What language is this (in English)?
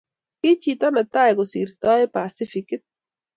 Kalenjin